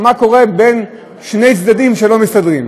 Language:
Hebrew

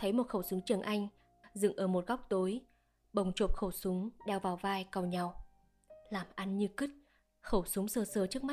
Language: Vietnamese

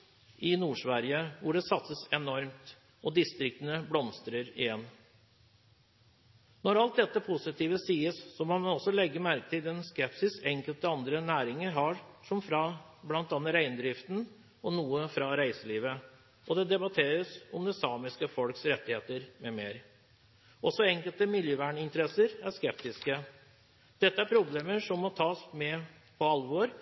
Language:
Norwegian Bokmål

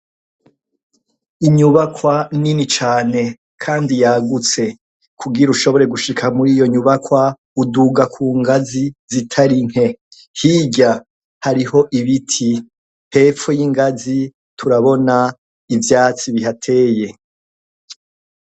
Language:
Rundi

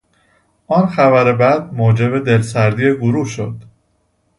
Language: Persian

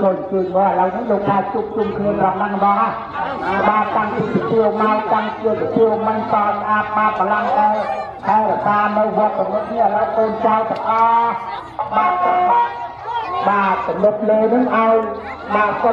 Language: Indonesian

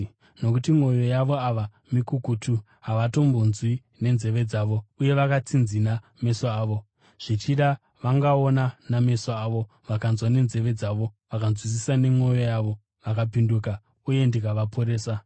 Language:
Shona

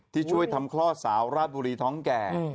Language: Thai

